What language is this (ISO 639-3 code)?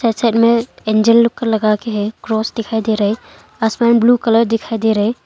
hin